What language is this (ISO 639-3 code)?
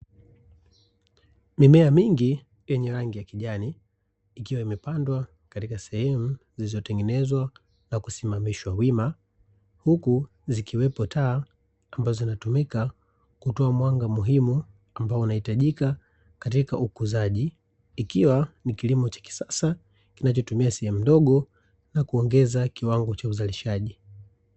swa